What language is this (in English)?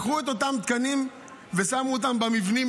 Hebrew